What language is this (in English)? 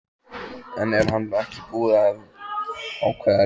Icelandic